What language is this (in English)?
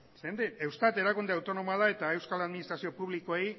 Basque